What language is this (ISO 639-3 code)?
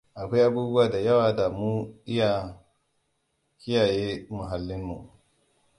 hau